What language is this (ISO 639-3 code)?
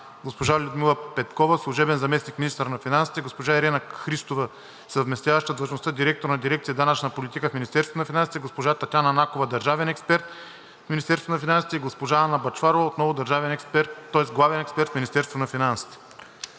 bul